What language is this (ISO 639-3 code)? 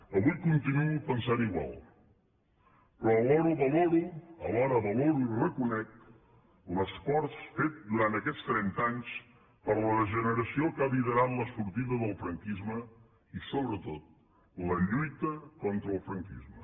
cat